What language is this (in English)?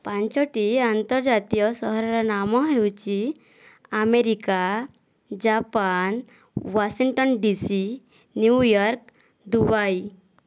Odia